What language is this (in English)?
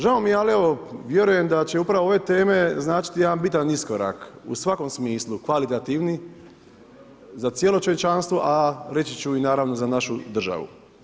Croatian